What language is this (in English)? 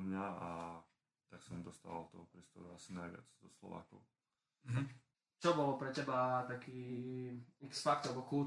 Slovak